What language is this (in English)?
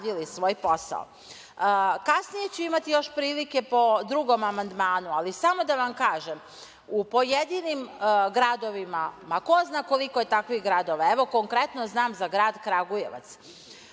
Serbian